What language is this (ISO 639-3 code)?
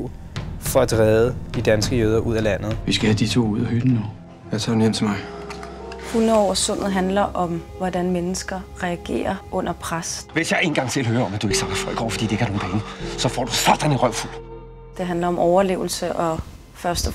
dan